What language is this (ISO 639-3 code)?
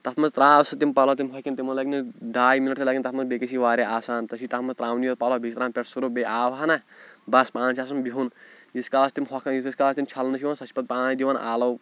kas